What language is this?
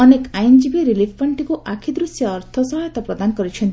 Odia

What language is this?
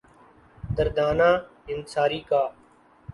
Urdu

